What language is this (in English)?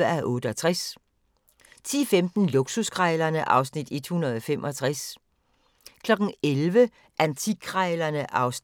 Danish